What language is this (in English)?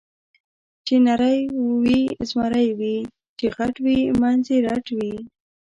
Pashto